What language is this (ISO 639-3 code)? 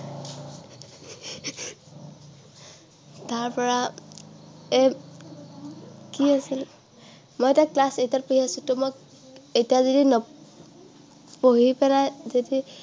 asm